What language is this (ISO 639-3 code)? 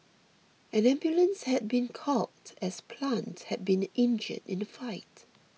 eng